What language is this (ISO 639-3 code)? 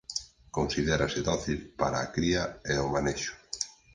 glg